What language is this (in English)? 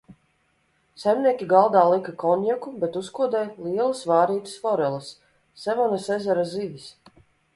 Latvian